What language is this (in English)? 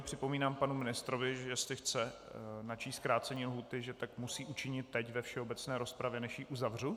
Czech